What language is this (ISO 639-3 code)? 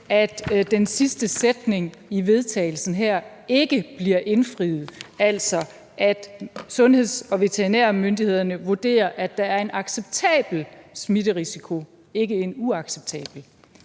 dan